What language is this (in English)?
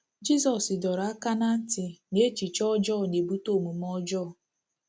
Igbo